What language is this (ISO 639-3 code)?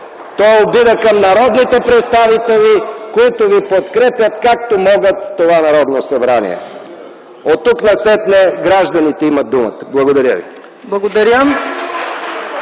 bul